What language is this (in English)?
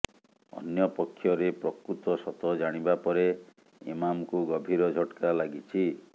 Odia